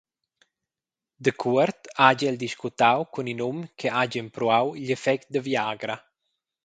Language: Romansh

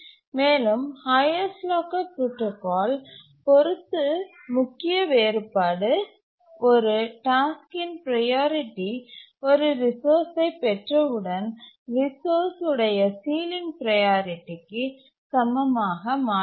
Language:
Tamil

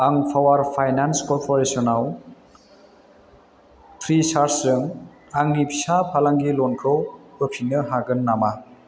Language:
Bodo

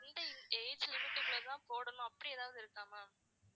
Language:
Tamil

